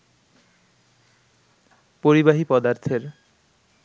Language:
Bangla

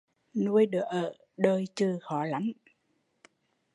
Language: Vietnamese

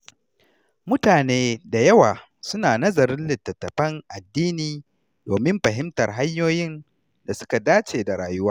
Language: Hausa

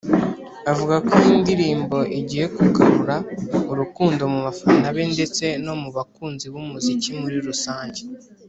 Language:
Kinyarwanda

